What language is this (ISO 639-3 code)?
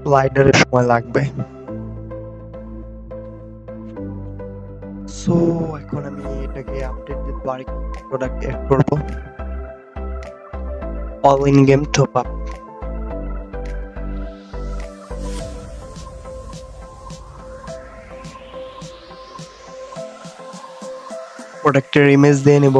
ben